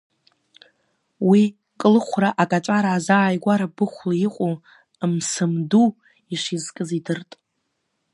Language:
Abkhazian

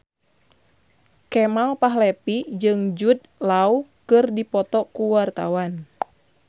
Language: Sundanese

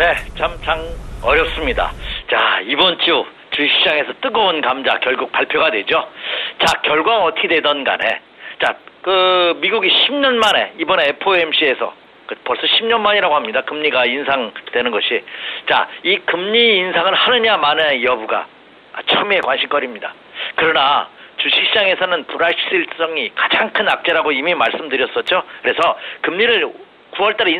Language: Korean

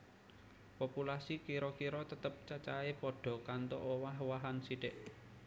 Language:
Javanese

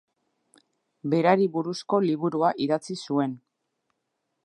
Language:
Basque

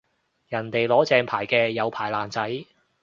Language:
Cantonese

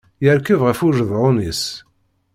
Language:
Kabyle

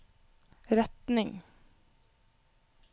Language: Norwegian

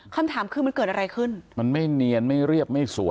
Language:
Thai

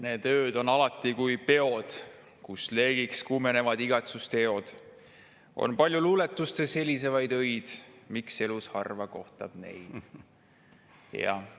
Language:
Estonian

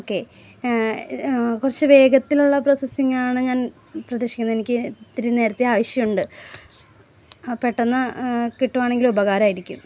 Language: Malayalam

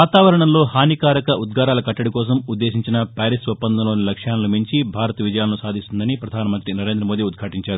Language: Telugu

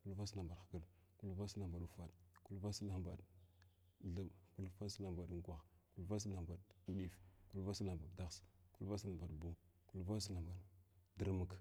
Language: Glavda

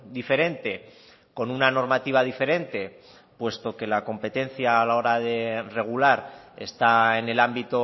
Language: Spanish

